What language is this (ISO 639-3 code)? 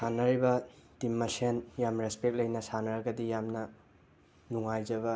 mni